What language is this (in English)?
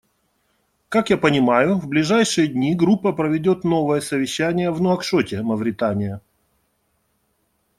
Russian